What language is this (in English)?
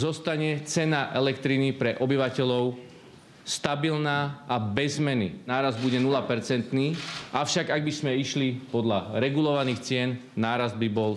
Slovak